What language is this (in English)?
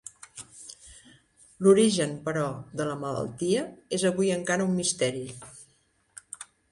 Catalan